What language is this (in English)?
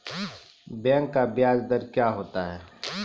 Maithili